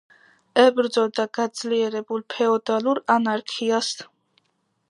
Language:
Georgian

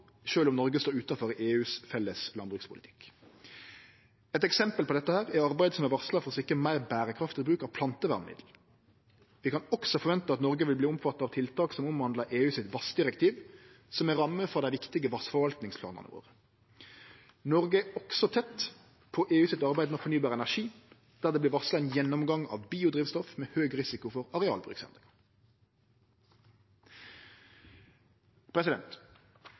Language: Norwegian Nynorsk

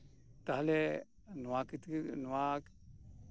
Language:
Santali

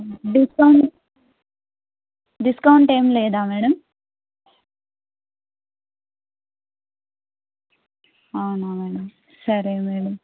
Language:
Telugu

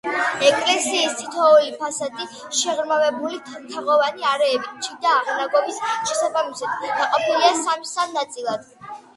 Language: Georgian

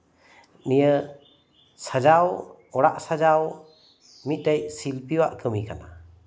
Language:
Santali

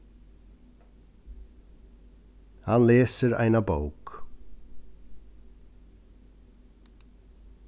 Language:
Faroese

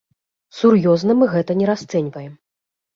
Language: Belarusian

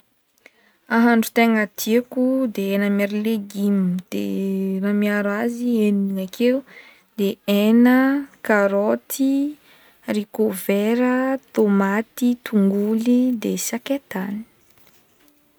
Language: Northern Betsimisaraka Malagasy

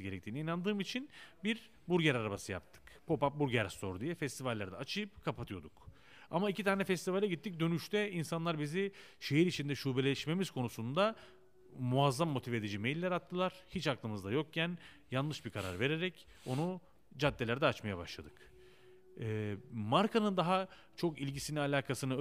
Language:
Turkish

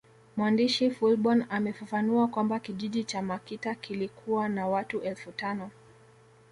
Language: Swahili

